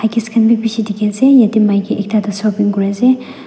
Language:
Naga Pidgin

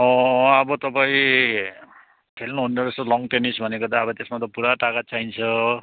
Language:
Nepali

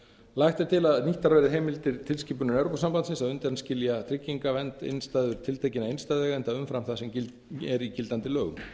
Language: Icelandic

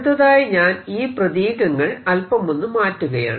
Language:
Malayalam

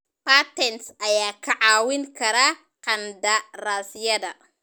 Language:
Somali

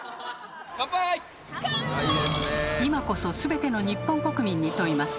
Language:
Japanese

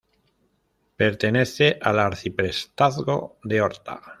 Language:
Spanish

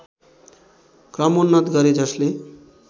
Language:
Nepali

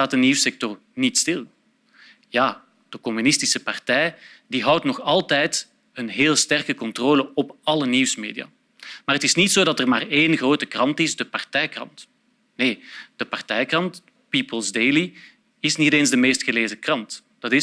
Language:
Dutch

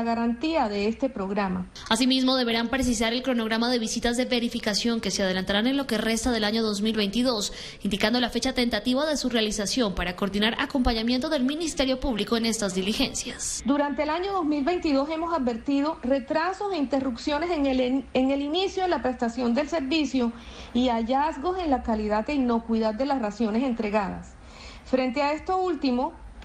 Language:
Spanish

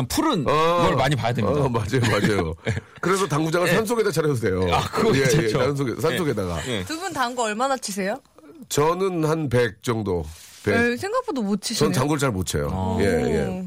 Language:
Korean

